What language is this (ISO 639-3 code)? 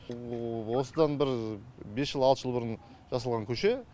kaz